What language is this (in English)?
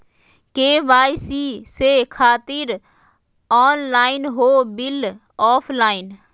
Magahi